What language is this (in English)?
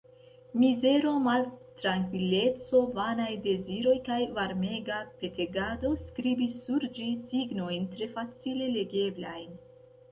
Esperanto